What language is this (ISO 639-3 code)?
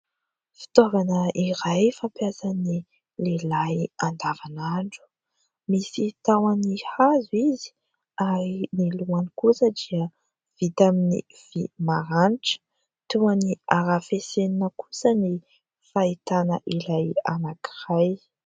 mlg